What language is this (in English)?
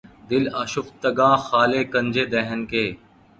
Urdu